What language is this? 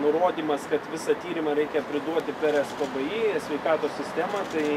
Lithuanian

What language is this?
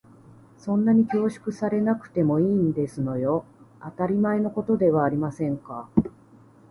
Japanese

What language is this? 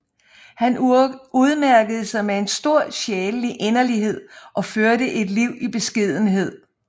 Danish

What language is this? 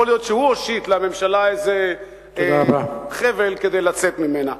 Hebrew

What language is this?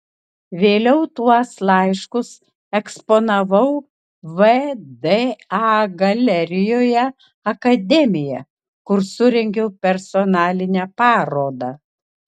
Lithuanian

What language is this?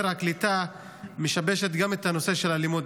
Hebrew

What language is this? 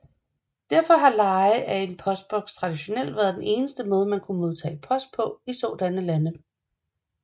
Danish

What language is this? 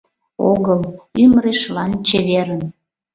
Mari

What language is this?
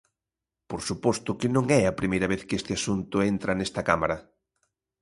Galician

